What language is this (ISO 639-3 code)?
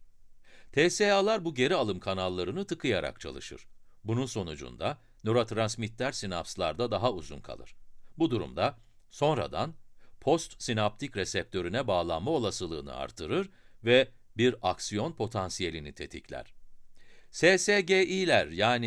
tur